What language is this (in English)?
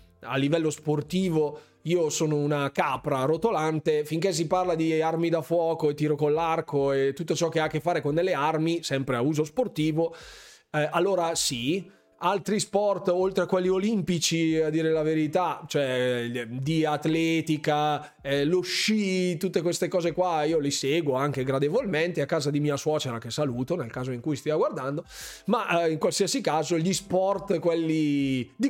Italian